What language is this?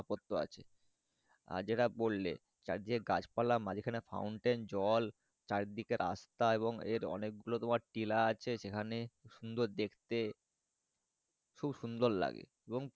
Bangla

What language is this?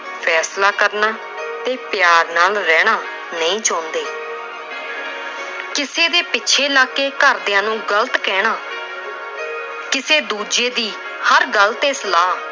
Punjabi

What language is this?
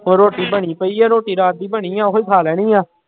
Punjabi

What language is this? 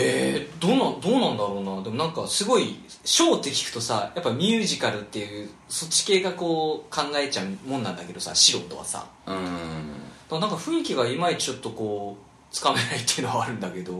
Japanese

